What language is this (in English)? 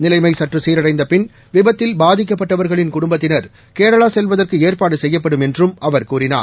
Tamil